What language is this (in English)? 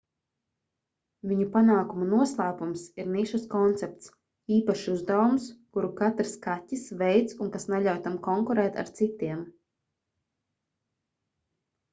Latvian